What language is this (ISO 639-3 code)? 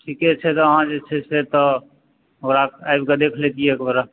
mai